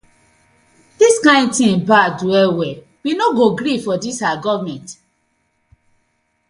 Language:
Nigerian Pidgin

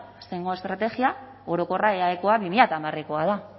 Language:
Basque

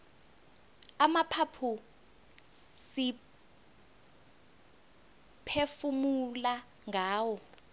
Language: South Ndebele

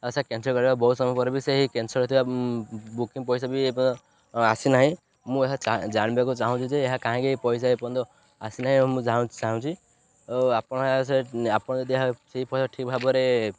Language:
Odia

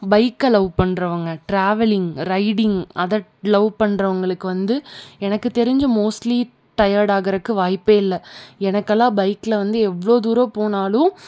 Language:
Tamil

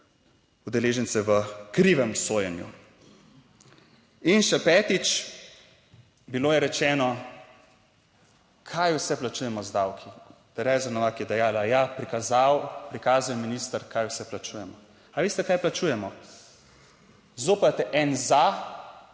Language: Slovenian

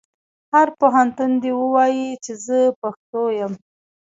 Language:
Pashto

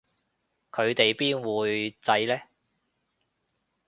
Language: Cantonese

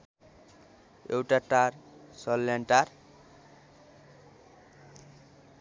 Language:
Nepali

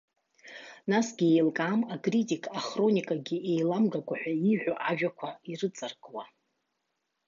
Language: Abkhazian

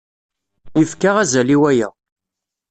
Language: Kabyle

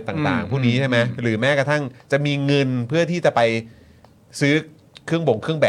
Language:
Thai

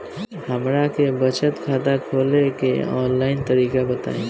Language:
Bhojpuri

